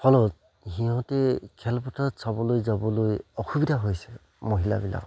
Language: Assamese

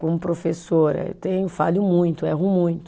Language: Portuguese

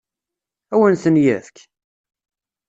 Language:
Kabyle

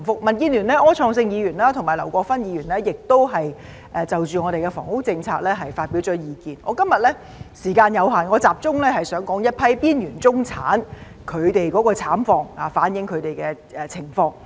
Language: Cantonese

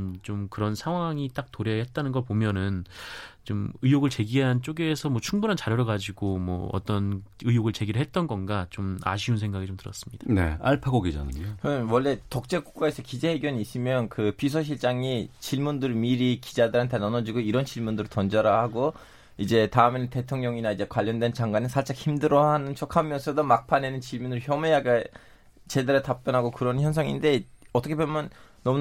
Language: Korean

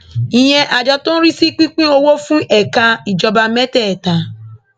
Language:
Yoruba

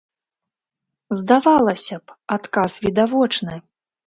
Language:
Belarusian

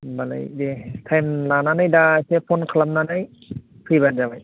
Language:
Bodo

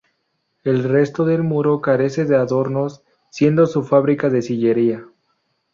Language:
Spanish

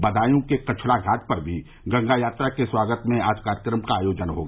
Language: Hindi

